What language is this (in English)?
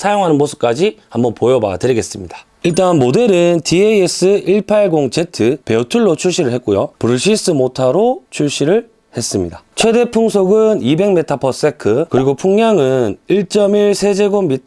Korean